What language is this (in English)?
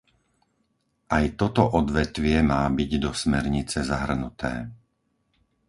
Slovak